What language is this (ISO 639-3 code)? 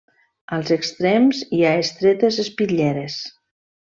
cat